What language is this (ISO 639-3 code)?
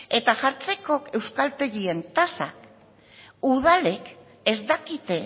eus